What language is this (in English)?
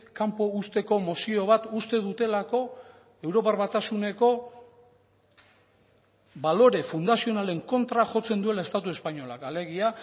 Basque